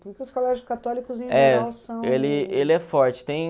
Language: Portuguese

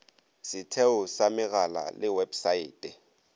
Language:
Northern Sotho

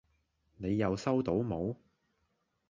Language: Cantonese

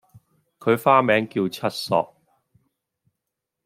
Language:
Cantonese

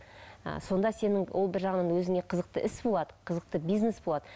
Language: Kazakh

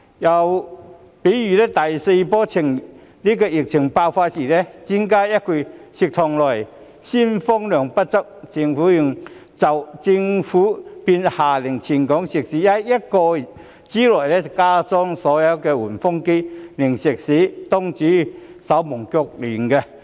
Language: Cantonese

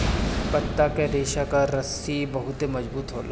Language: Bhojpuri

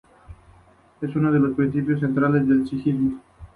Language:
Spanish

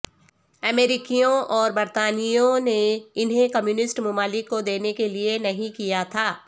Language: Urdu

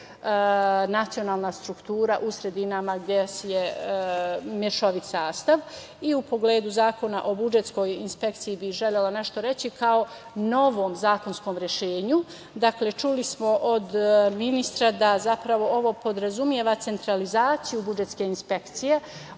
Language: Serbian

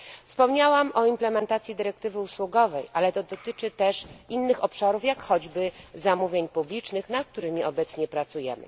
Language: Polish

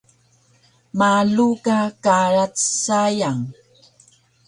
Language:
Taroko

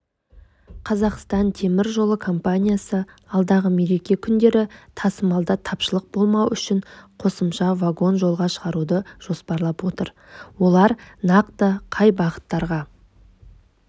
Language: Kazakh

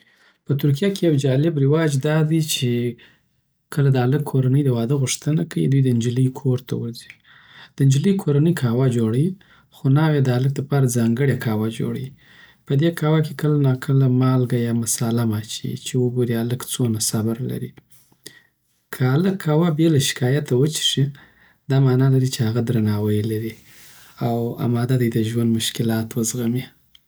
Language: Southern Pashto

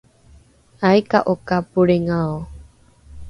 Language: Rukai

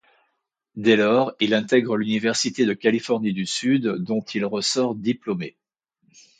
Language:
French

